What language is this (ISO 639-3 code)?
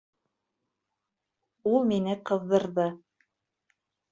bak